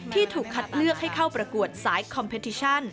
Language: Thai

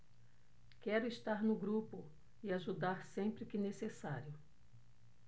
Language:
Portuguese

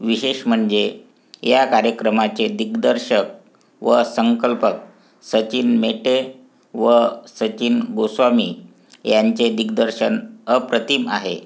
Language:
Marathi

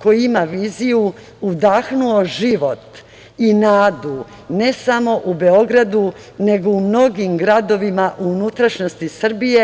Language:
Serbian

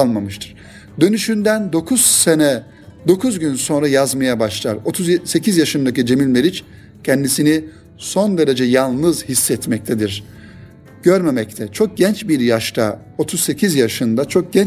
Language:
Turkish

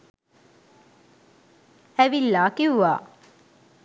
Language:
Sinhala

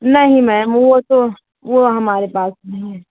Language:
Hindi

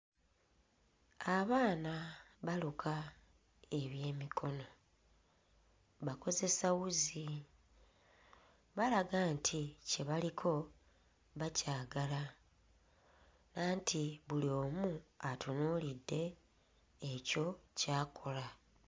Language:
Ganda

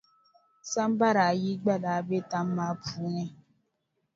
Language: Dagbani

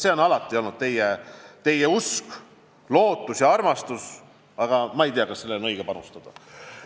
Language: Estonian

